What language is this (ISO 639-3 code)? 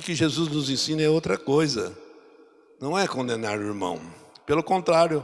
por